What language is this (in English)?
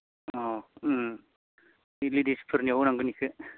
Bodo